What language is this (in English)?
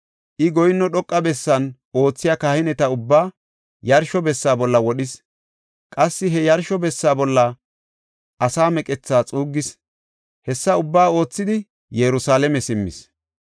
Gofa